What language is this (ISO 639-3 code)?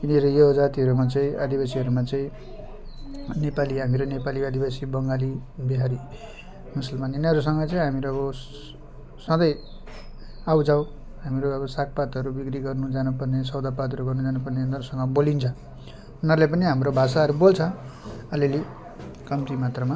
nep